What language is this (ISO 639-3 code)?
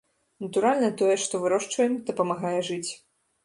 bel